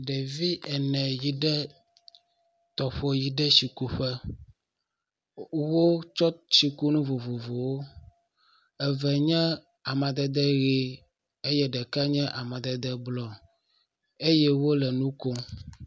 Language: Ewe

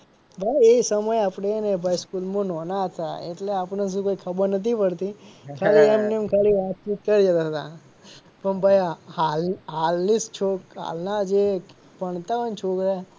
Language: Gujarati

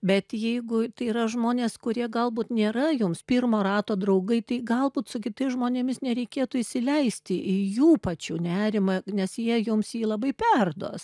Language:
Lithuanian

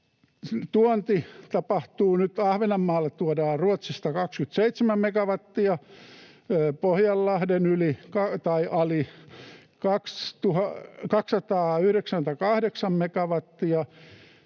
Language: Finnish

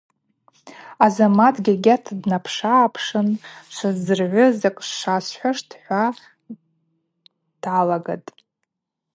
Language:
Abaza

